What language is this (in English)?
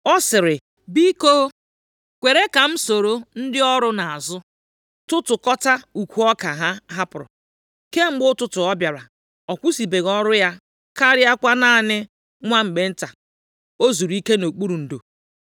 Igbo